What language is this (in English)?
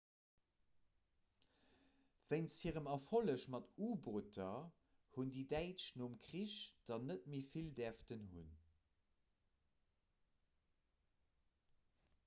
Luxembourgish